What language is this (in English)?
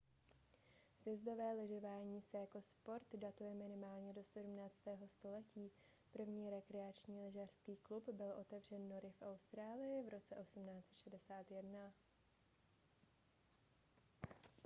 Czech